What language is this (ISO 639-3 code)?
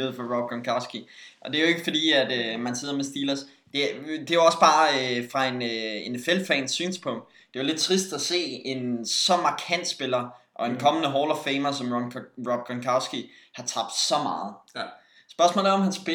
dan